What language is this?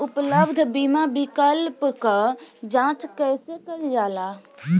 Bhojpuri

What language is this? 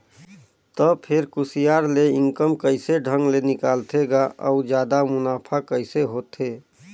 Chhattisgarhi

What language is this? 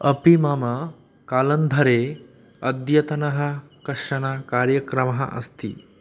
Sanskrit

